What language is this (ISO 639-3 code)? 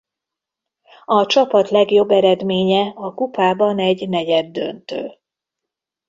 hun